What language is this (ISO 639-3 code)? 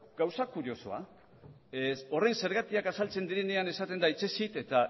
eus